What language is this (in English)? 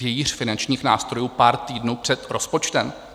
Czech